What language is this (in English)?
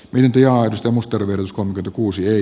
Finnish